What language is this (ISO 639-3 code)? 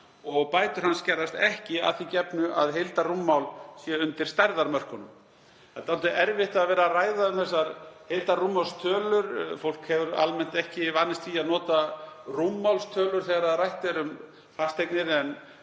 isl